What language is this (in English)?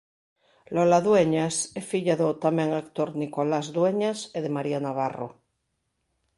Galician